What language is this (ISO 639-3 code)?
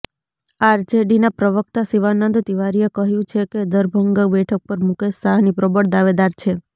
guj